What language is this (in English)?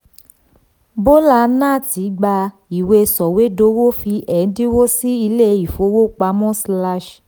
Yoruba